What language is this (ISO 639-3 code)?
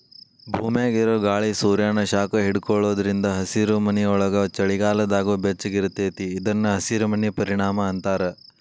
kan